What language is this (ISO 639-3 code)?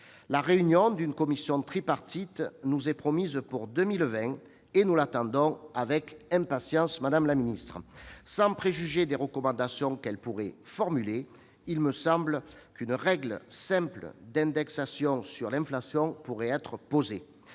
fra